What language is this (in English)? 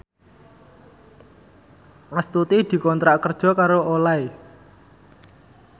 Javanese